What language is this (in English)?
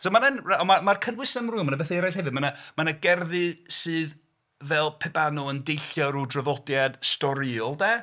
Welsh